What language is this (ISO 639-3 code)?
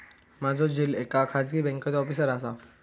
mar